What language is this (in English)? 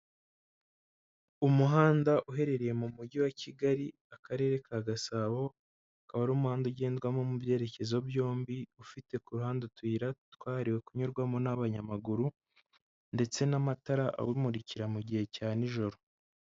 Kinyarwanda